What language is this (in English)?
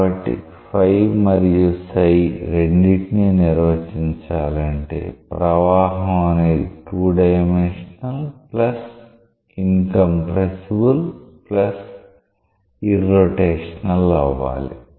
Telugu